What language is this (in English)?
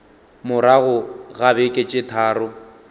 Northern Sotho